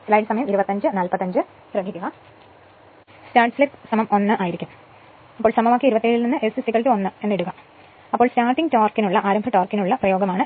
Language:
Malayalam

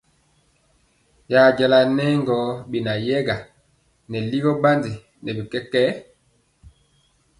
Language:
Mpiemo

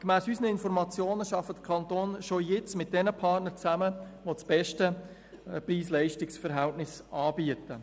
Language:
Swiss German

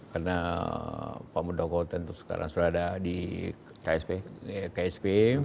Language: Indonesian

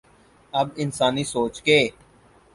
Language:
Urdu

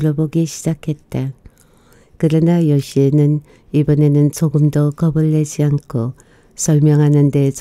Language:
Korean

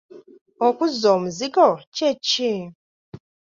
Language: Ganda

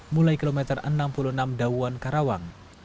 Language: Indonesian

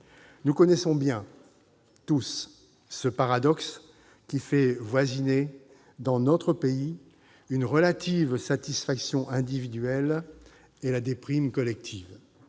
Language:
French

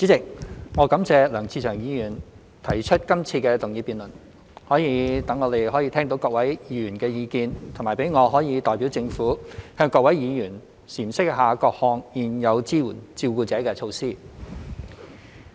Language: Cantonese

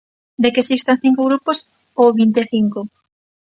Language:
Galician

